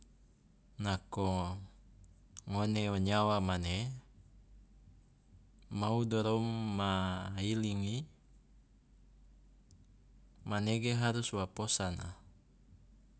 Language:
Loloda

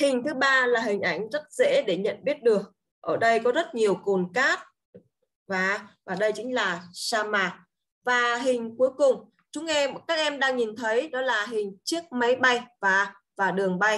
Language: Vietnamese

